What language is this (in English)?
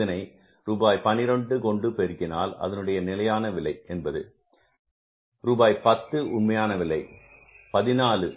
Tamil